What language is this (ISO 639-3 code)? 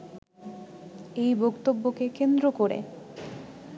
ben